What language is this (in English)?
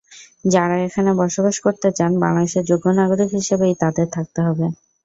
Bangla